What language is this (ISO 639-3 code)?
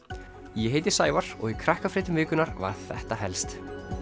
isl